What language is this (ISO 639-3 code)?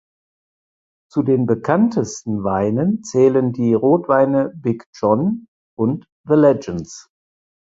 deu